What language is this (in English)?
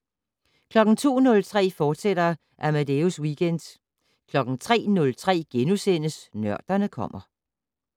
Danish